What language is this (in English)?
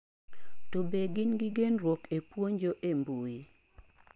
Luo (Kenya and Tanzania)